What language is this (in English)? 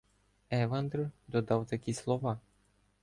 Ukrainian